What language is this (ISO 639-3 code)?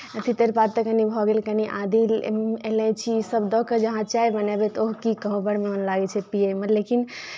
mai